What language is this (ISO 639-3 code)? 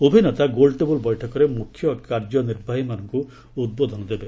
ori